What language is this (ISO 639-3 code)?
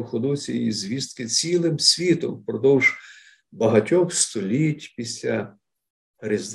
ukr